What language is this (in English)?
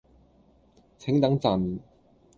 Cantonese